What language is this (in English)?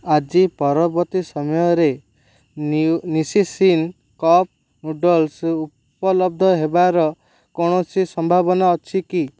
Odia